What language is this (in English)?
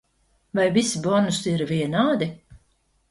Latvian